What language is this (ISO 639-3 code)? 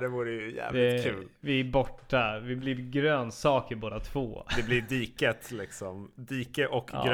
swe